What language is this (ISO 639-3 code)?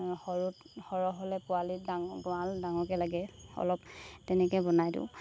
asm